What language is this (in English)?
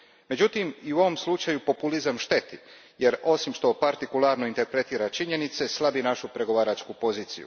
Croatian